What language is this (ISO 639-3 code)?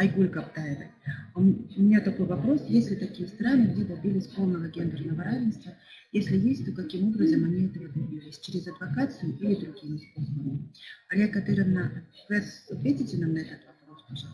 rus